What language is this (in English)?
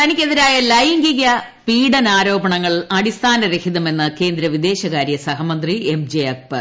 Malayalam